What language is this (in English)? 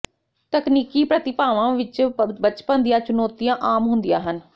Punjabi